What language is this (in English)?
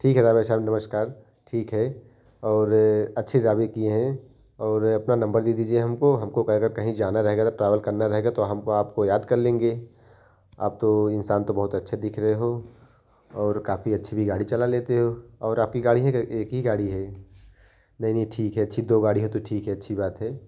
Hindi